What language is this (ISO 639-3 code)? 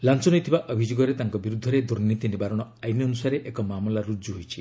ori